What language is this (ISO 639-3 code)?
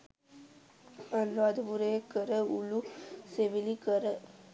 sin